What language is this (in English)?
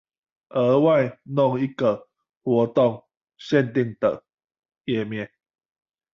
Chinese